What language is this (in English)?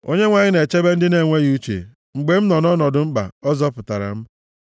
Igbo